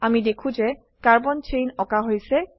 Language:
Assamese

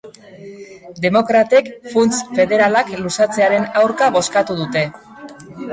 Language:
Basque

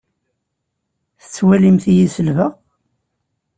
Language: Kabyle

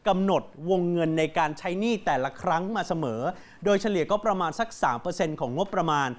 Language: Thai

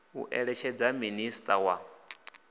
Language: Venda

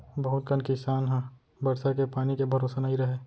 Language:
Chhattisgarhi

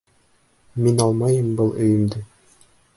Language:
Bashkir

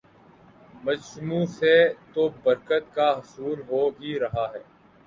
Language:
Urdu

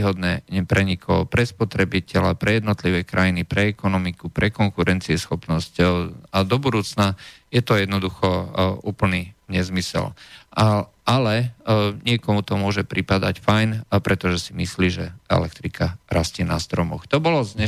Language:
Slovak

